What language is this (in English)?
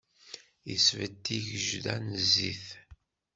Kabyle